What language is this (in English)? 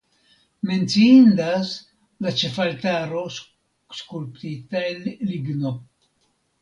Esperanto